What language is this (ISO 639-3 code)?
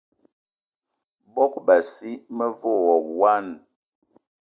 eto